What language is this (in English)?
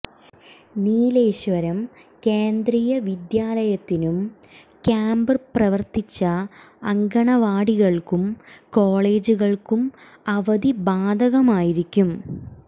Malayalam